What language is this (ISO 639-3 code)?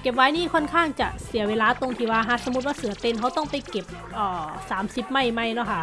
tha